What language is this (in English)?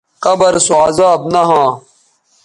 Bateri